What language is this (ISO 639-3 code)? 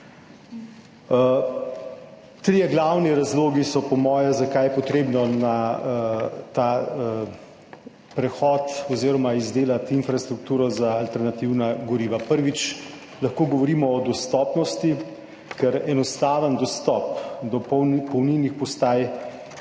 slv